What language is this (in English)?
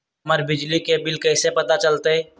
Magahi